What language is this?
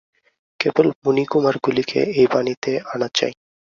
Bangla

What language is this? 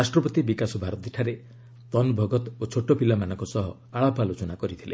Odia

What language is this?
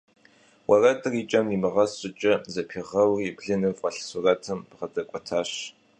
Kabardian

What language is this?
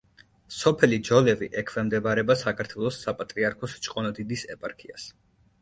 Georgian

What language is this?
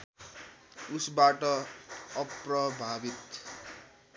Nepali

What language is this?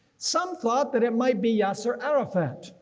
English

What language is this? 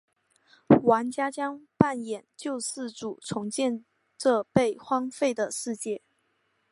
Chinese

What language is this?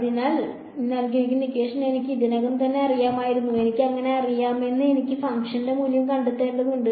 Malayalam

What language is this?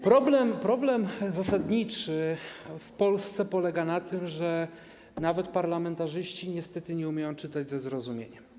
Polish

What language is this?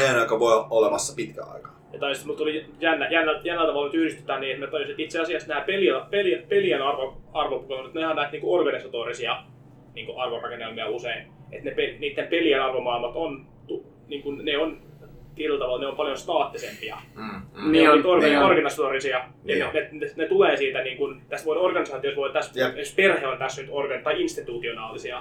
Finnish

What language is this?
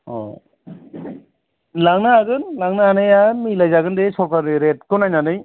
Bodo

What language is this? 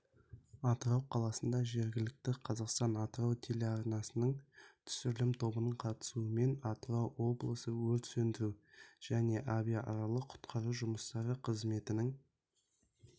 Kazakh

